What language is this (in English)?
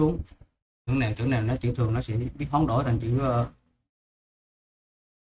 Vietnamese